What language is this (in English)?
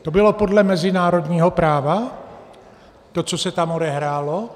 Czech